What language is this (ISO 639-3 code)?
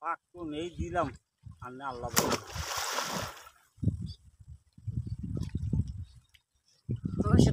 tha